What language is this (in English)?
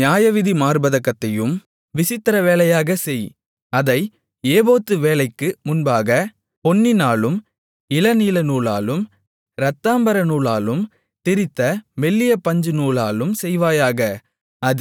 Tamil